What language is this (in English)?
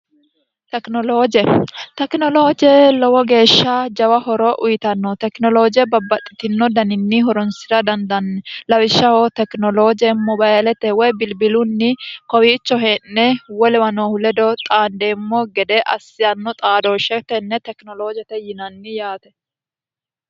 Sidamo